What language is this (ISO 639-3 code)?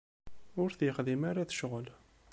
kab